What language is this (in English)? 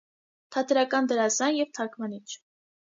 Armenian